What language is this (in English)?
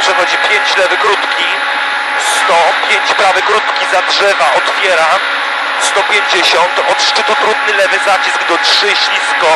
Polish